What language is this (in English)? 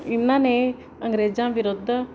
Punjabi